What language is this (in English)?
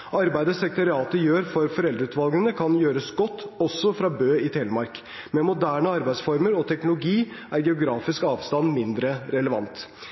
Norwegian Bokmål